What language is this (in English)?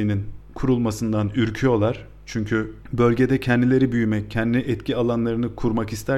Turkish